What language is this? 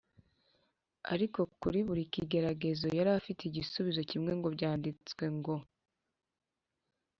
Kinyarwanda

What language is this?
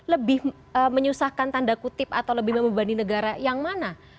Indonesian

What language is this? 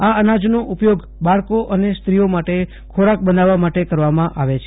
Gujarati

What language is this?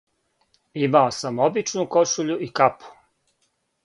Serbian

